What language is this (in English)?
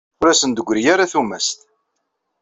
Kabyle